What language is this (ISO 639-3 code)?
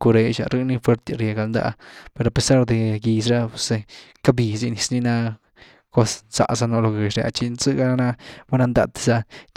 ztu